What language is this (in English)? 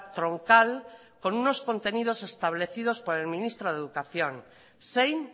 Spanish